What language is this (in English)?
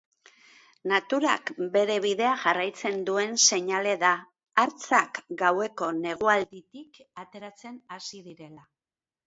Basque